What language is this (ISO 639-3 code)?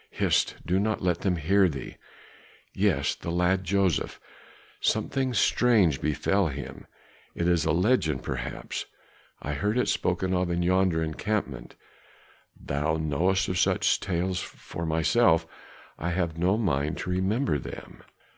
eng